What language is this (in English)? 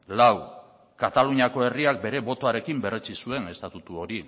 Basque